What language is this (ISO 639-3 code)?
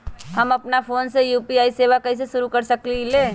mag